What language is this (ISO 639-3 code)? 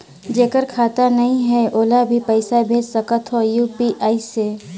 hne